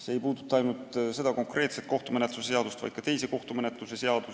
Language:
Estonian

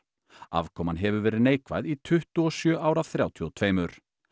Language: Icelandic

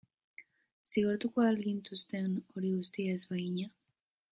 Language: Basque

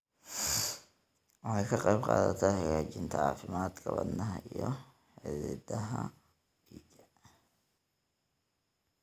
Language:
Somali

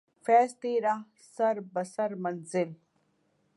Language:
Urdu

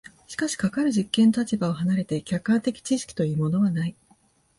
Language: Japanese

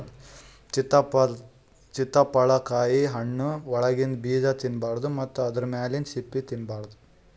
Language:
Kannada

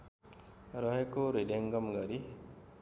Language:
Nepali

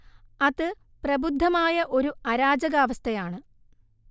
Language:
Malayalam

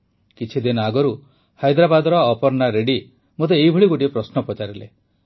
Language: Odia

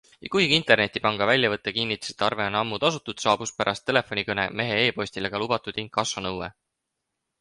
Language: Estonian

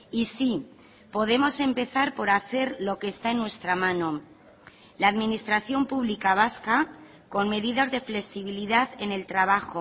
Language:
Spanish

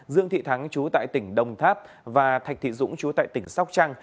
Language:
Vietnamese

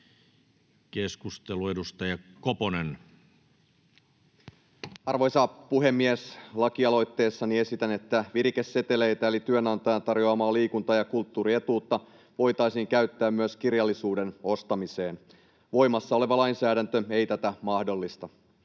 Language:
Finnish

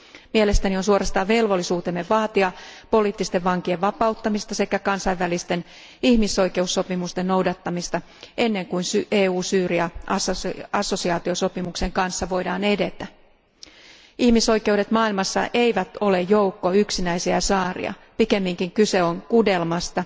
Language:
Finnish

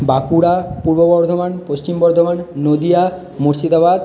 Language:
Bangla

